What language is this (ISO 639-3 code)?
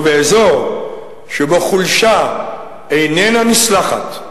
heb